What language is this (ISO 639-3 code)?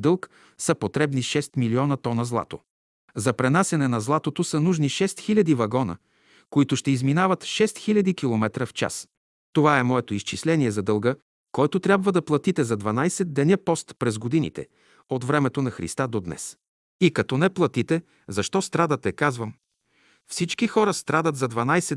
bul